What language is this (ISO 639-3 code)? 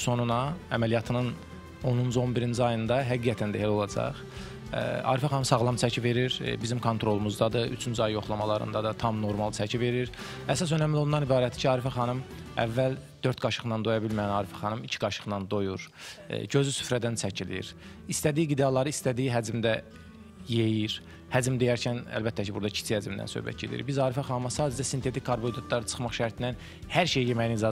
tur